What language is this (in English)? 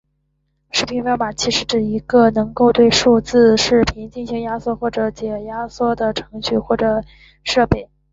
Chinese